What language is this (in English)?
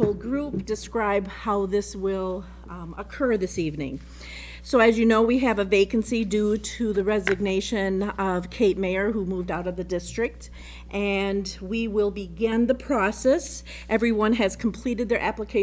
English